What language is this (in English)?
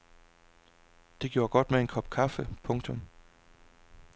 Danish